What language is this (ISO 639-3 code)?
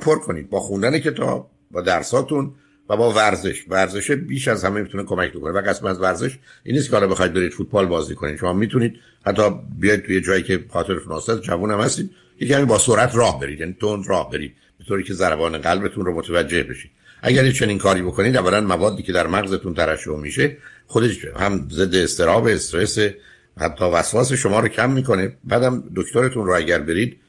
fas